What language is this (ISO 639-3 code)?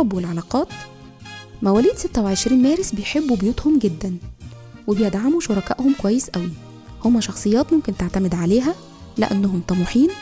ara